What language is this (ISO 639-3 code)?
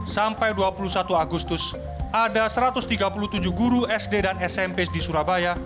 ind